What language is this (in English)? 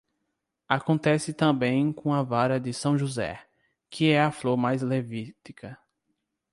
Portuguese